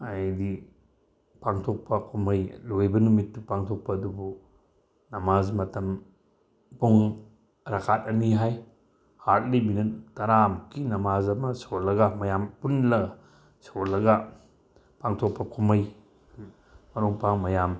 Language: Manipuri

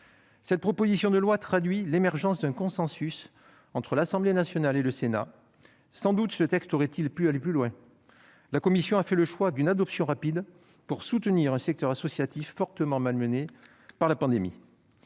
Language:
French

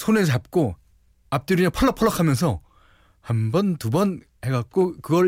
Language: Korean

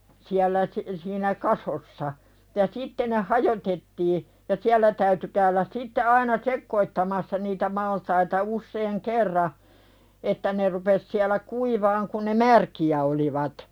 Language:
Finnish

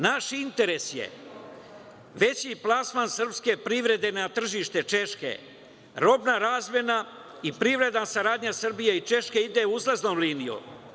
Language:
Serbian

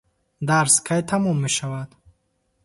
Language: Tajik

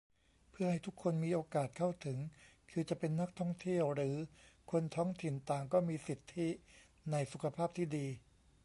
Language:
Thai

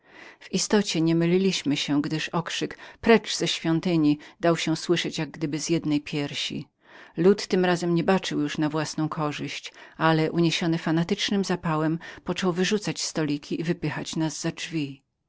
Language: Polish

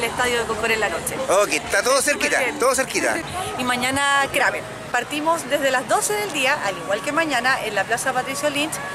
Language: Spanish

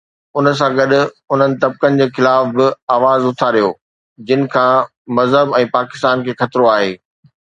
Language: Sindhi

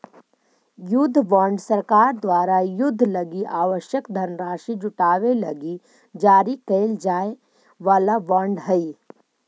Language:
Magahi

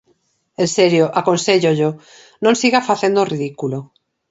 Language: Galician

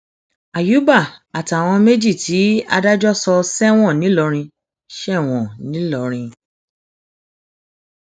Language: Yoruba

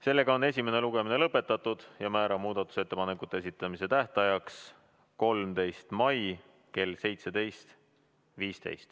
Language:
Estonian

